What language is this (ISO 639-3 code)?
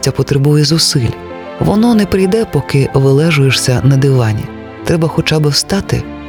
ukr